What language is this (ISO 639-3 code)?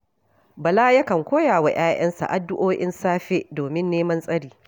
hau